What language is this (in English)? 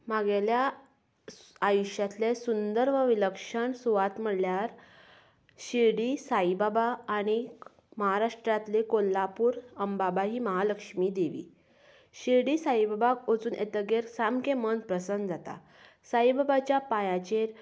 Konkani